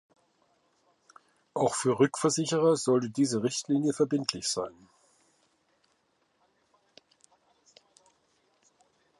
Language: German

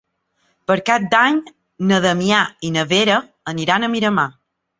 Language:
Catalan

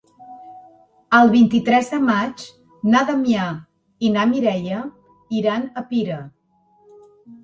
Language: Catalan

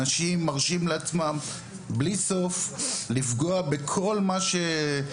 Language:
Hebrew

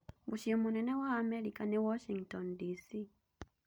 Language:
Kikuyu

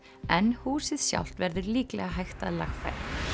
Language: Icelandic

